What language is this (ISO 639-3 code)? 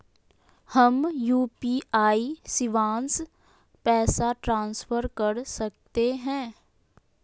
mag